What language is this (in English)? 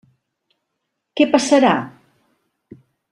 Catalan